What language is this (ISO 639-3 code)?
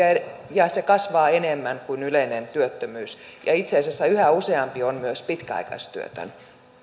fin